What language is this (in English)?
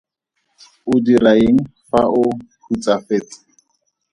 Tswana